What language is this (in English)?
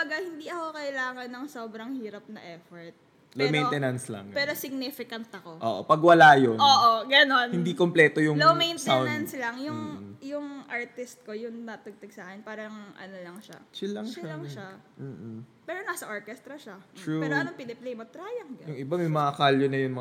Filipino